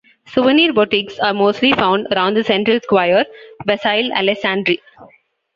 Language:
English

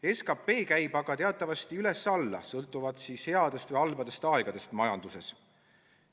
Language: Estonian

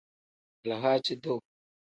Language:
Tem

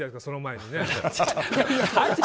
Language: Japanese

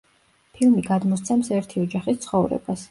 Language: Georgian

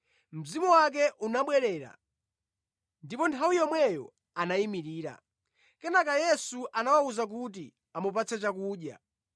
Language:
Nyanja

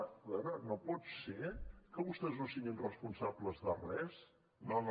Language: Catalan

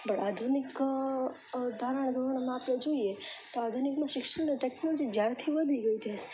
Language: Gujarati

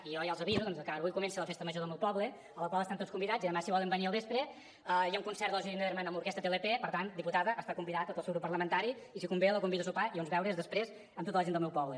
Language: Catalan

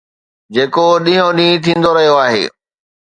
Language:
Sindhi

